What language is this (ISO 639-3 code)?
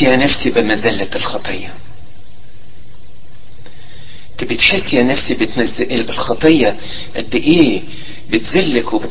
ara